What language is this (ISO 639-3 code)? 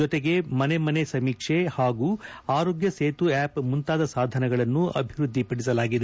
kan